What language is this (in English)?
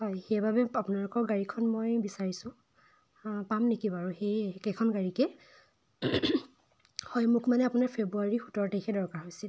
Assamese